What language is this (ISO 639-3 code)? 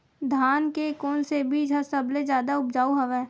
hne